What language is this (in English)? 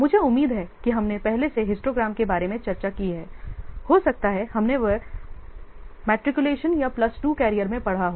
Hindi